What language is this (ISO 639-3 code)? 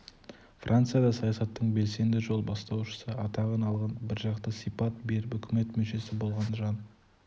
kaz